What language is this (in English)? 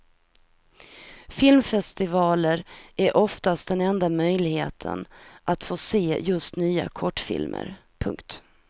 Swedish